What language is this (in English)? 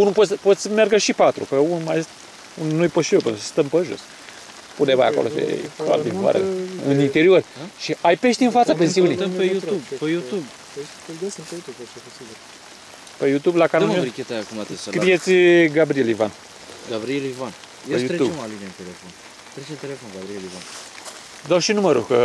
Romanian